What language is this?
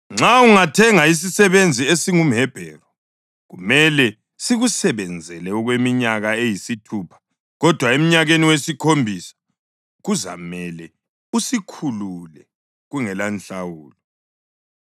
North Ndebele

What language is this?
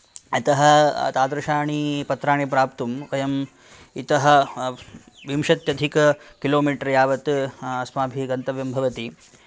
Sanskrit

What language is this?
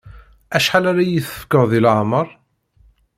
Kabyle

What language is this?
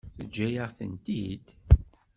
Kabyle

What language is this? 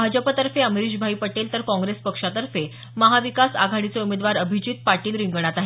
Marathi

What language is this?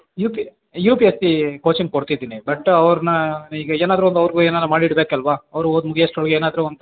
Kannada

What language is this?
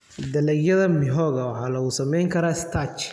Somali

